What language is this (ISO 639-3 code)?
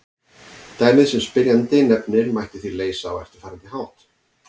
isl